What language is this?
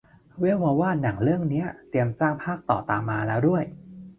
Thai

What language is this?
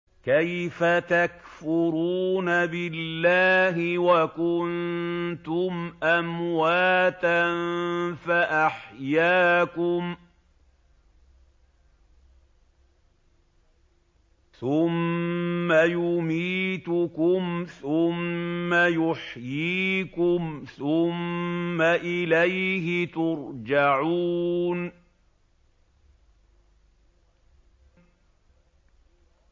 Arabic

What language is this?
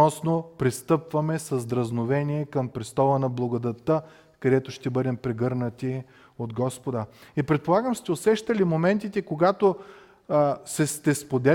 Bulgarian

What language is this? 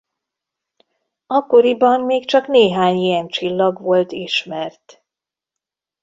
Hungarian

